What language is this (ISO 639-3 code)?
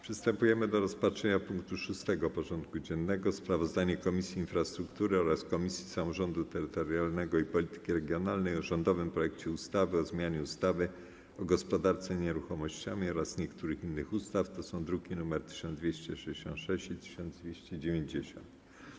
pol